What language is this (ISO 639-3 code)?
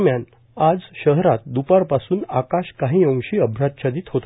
mar